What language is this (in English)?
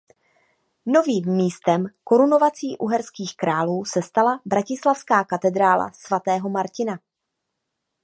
Czech